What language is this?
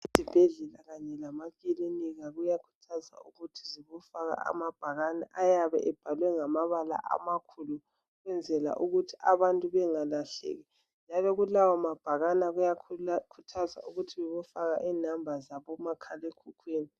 North Ndebele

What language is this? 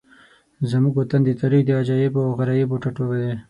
Pashto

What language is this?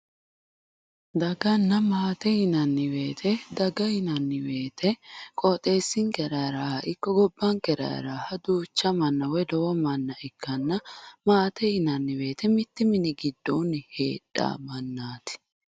Sidamo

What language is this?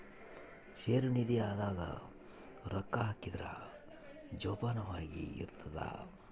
Kannada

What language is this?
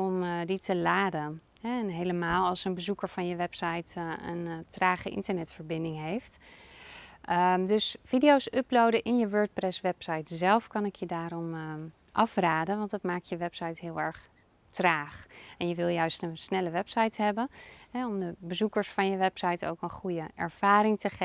Dutch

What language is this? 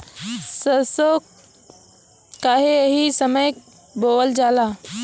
Bhojpuri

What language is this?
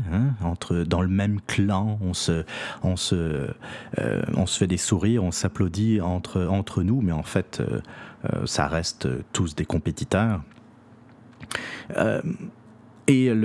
French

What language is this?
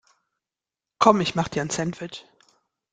German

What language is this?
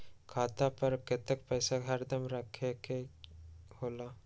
Magahi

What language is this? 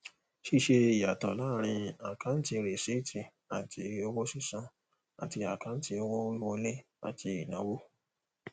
Yoruba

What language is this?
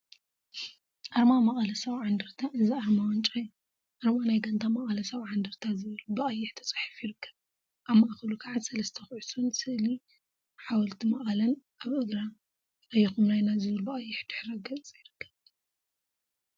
Tigrinya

